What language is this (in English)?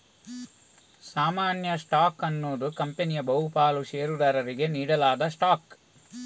Kannada